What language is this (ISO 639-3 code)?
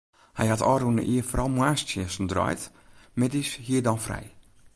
fry